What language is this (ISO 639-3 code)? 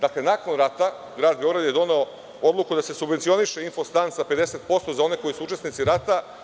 srp